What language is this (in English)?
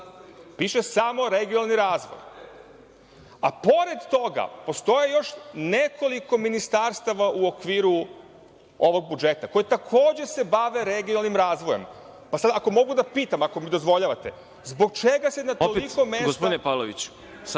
Serbian